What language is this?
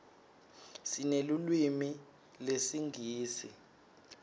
Swati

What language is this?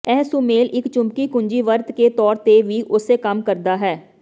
Punjabi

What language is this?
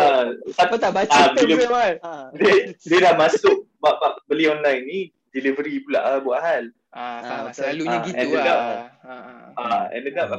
Malay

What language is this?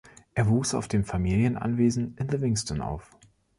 German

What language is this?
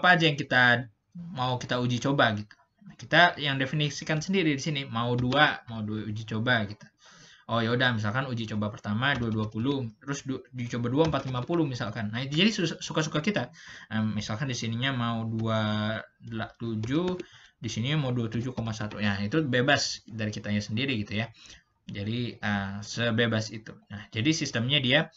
Indonesian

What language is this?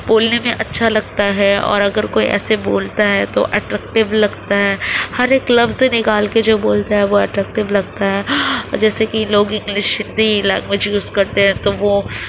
Urdu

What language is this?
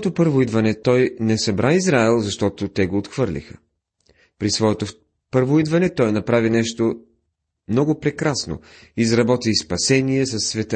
Bulgarian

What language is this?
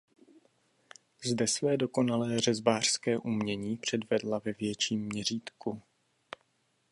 Czech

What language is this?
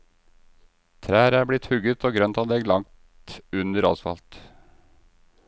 Norwegian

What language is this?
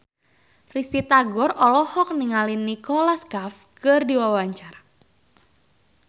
Sundanese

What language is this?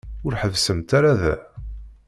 Kabyle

